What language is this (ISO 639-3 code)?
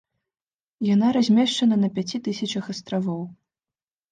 bel